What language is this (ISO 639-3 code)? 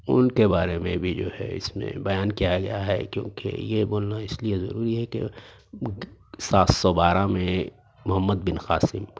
urd